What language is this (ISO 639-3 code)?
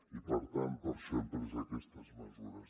cat